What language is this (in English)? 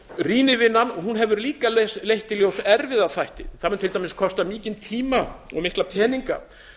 Icelandic